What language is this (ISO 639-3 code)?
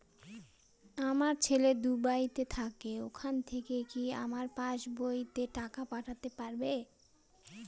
ben